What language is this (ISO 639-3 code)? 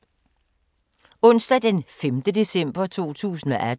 dan